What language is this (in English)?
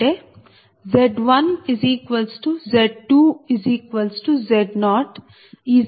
Telugu